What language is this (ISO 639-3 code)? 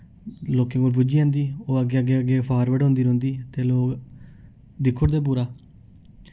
doi